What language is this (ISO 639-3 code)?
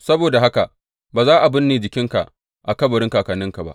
hau